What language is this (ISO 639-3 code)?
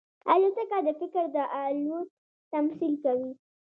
pus